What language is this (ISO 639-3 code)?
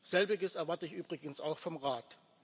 deu